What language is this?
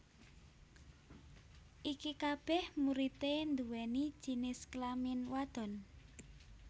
Javanese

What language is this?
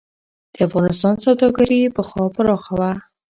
Pashto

